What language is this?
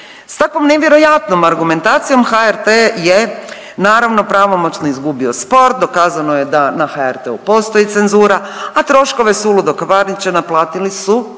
Croatian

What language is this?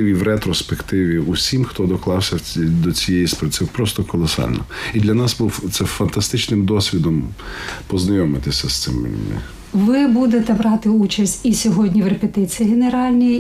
Ukrainian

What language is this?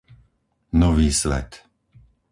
Slovak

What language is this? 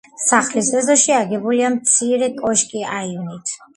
Georgian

